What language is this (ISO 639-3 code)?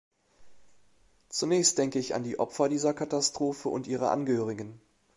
deu